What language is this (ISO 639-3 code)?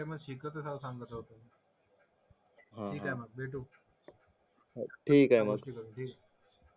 mar